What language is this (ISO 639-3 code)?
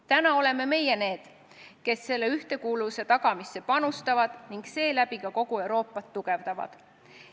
est